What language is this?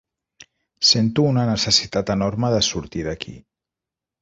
Catalan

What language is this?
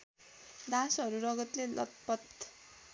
Nepali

